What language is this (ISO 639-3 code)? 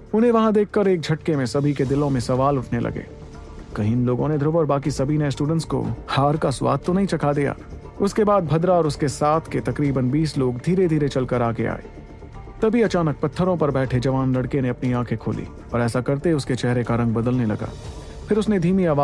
hin